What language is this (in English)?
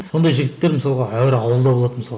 Kazakh